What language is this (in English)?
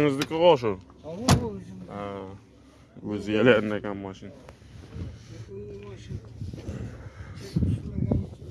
Turkish